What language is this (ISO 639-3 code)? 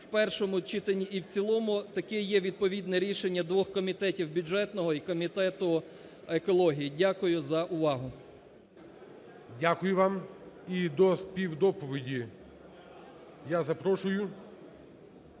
ukr